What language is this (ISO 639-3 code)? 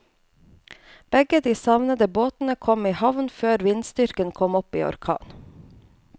nor